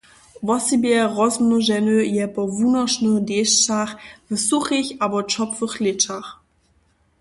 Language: Upper Sorbian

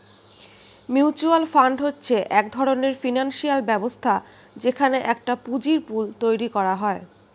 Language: Bangla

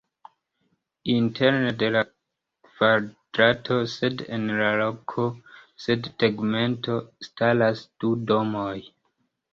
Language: Esperanto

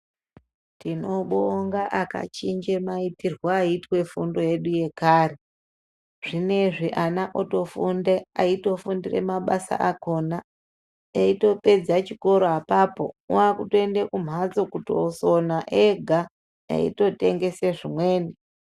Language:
Ndau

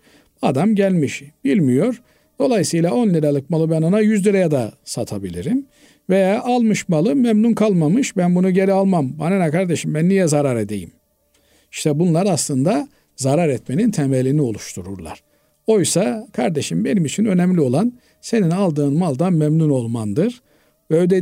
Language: Turkish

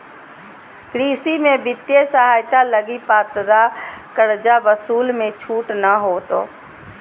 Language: Magahi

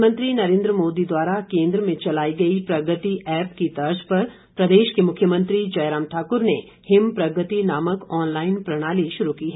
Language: Hindi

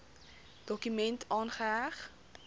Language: Afrikaans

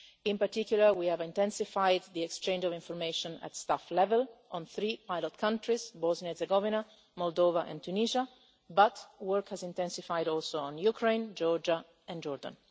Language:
English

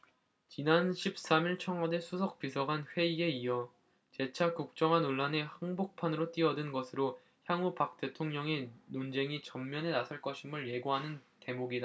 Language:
Korean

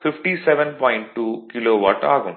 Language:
Tamil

